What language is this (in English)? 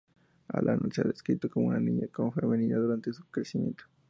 Spanish